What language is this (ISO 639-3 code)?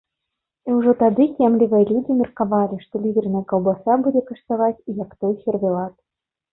bel